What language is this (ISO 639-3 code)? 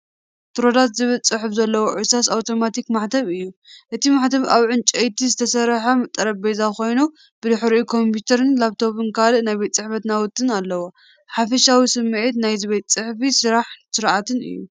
tir